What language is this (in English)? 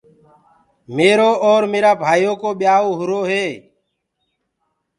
Gurgula